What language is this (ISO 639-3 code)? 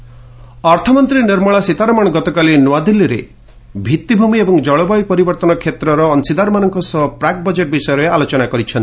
ori